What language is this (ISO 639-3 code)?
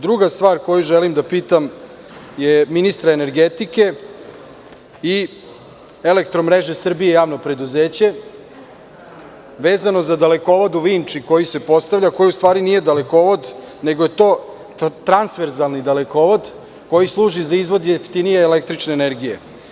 srp